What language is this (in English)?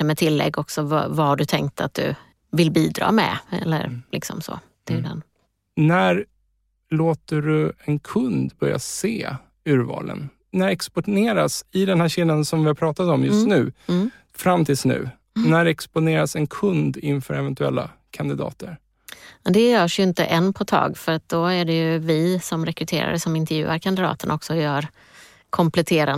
Swedish